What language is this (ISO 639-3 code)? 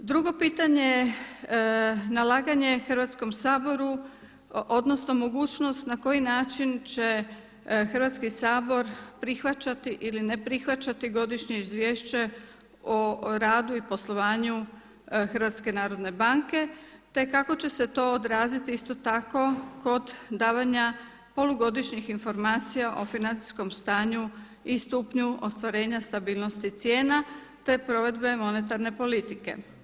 hrv